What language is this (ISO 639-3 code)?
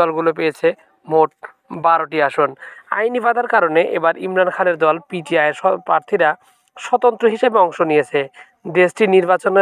ron